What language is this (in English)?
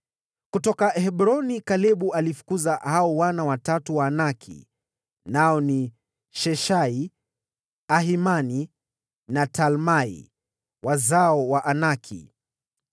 Swahili